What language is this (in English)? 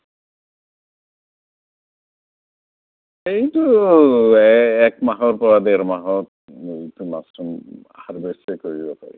Assamese